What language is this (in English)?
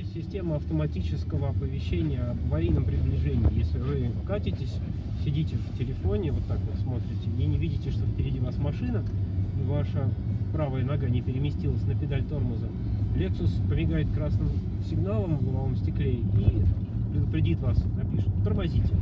Russian